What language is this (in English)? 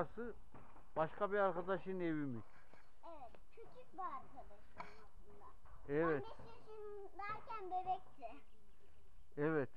Turkish